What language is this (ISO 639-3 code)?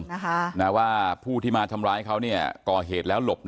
tha